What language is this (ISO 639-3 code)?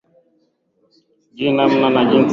swa